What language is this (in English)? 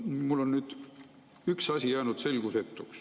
Estonian